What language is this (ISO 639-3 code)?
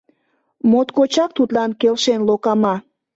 chm